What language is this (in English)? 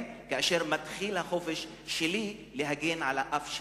Hebrew